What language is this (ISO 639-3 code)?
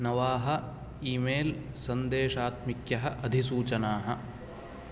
san